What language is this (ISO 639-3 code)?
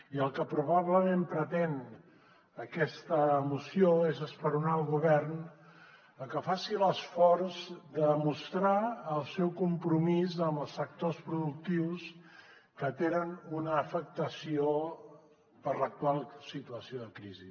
cat